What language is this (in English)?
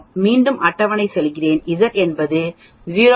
Tamil